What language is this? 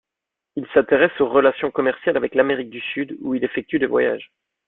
French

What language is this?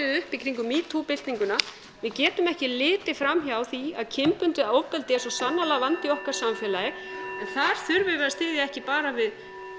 Icelandic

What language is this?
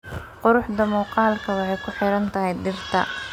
Somali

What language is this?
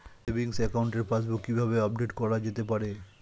Bangla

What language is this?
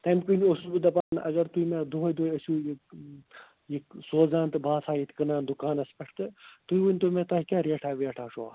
Kashmiri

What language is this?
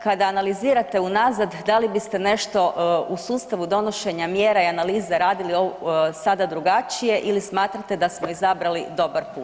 Croatian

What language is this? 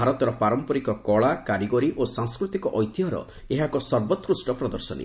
Odia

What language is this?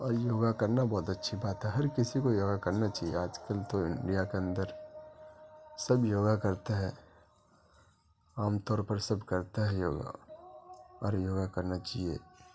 Urdu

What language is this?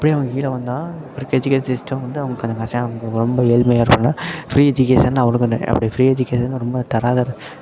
Tamil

